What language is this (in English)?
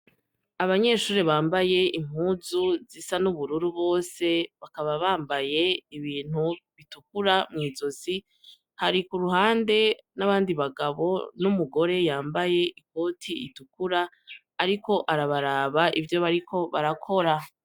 Rundi